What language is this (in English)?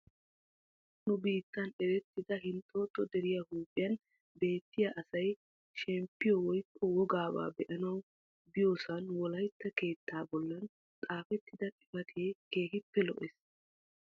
Wolaytta